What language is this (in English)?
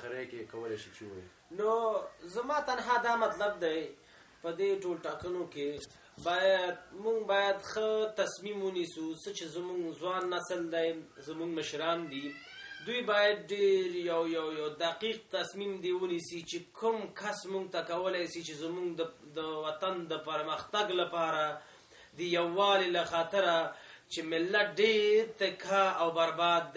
Persian